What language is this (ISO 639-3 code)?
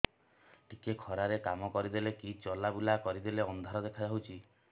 ori